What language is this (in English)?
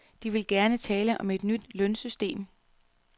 Danish